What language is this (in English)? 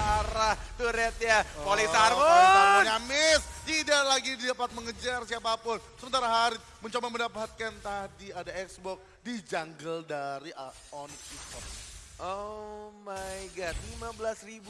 Indonesian